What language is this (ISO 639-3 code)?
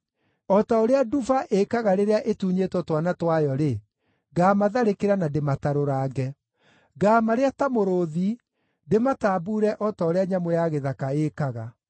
kik